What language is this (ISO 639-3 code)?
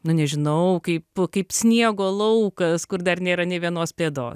lit